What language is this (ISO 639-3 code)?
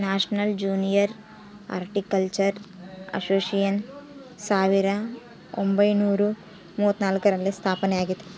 kan